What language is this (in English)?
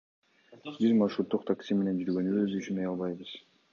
Kyrgyz